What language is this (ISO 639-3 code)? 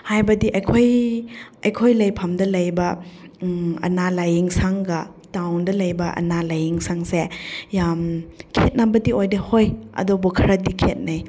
mni